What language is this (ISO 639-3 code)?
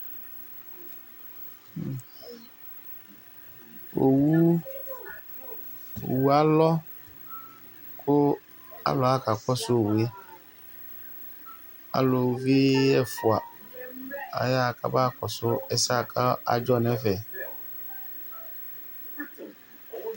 kpo